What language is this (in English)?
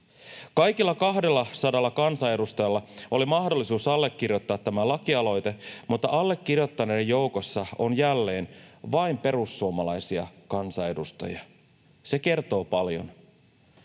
Finnish